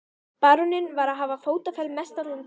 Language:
Icelandic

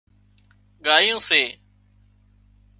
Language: Wadiyara Koli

